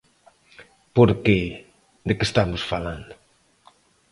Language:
Galician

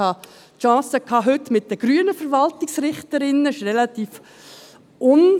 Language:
Swiss German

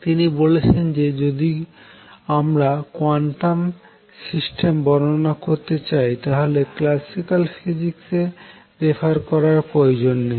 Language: Bangla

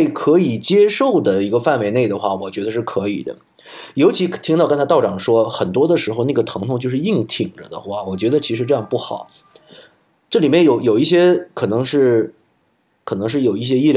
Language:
Chinese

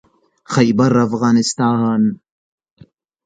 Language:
Pashto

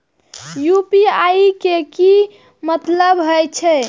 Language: Maithili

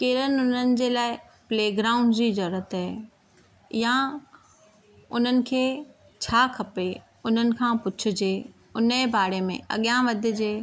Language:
Sindhi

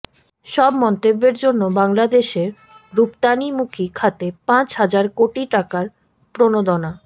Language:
Bangla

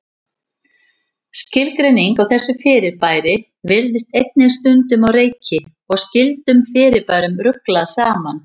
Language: Icelandic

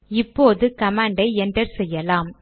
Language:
Tamil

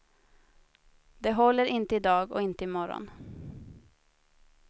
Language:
Swedish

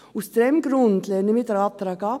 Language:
Swiss German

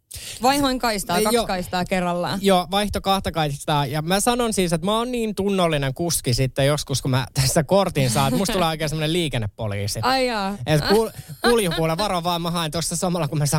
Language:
Finnish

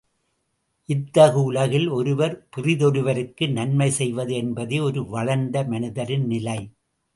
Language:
Tamil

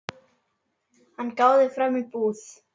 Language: Icelandic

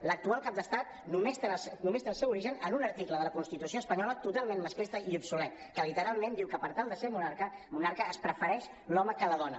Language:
Catalan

